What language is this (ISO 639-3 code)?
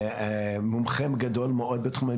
heb